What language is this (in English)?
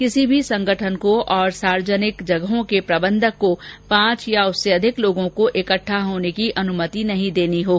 Hindi